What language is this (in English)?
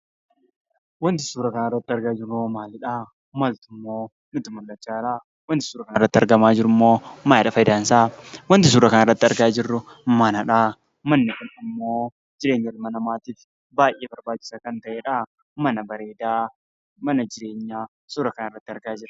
Oromo